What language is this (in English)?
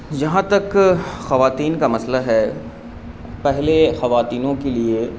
Urdu